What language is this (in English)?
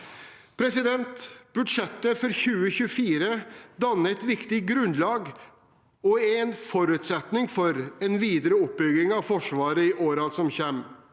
Norwegian